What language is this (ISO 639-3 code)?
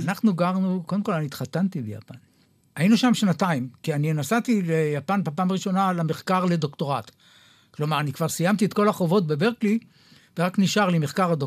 heb